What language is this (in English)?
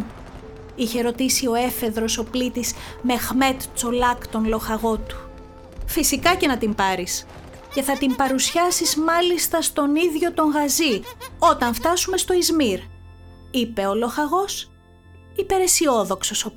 Greek